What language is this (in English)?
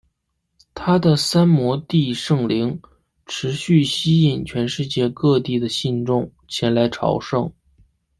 Chinese